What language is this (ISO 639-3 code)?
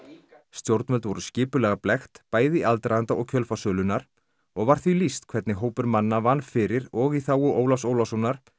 isl